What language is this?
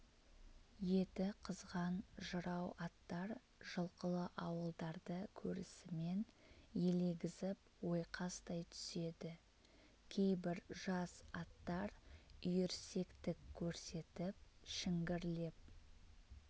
Kazakh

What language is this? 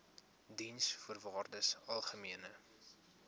Afrikaans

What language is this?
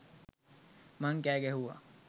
Sinhala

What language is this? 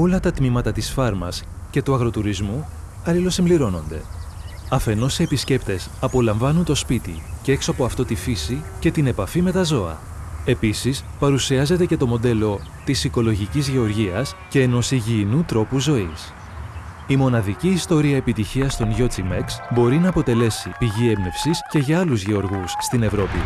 Greek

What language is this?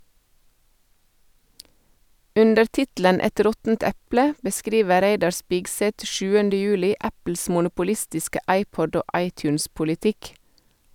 Norwegian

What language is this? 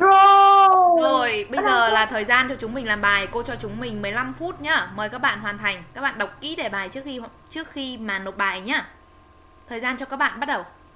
Vietnamese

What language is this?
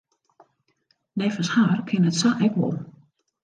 Western Frisian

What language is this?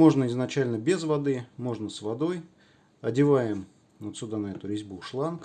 Russian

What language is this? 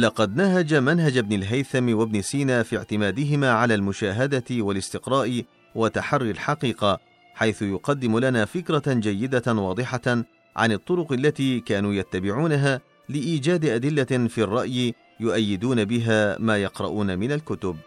Arabic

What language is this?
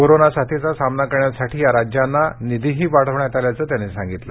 Marathi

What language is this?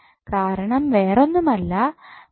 Malayalam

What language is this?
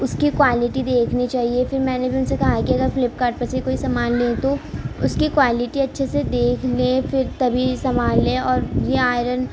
Urdu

